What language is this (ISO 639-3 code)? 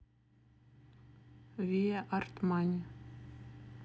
rus